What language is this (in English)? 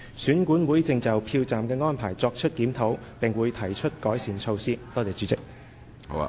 Cantonese